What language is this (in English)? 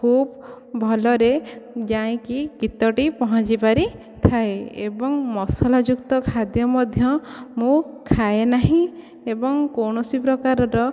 Odia